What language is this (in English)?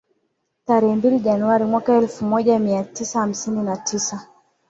Swahili